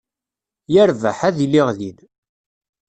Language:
Kabyle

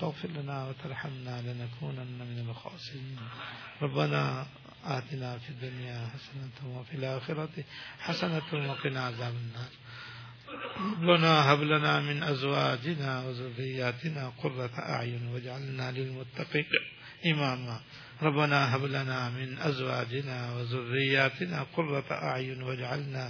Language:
Urdu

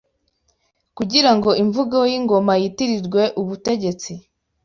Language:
Kinyarwanda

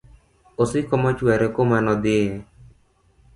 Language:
Luo (Kenya and Tanzania)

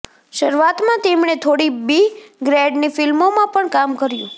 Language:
Gujarati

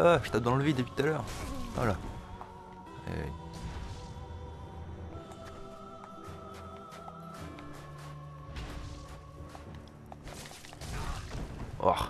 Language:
French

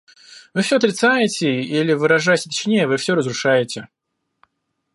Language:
Russian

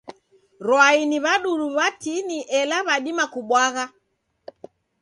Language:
Taita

